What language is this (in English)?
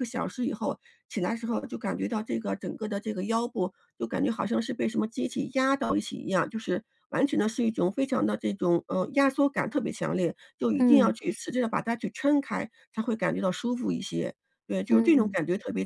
Chinese